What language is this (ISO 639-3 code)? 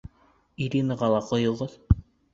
bak